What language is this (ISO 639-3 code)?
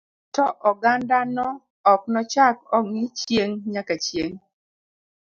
luo